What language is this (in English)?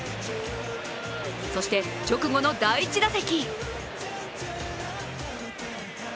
Japanese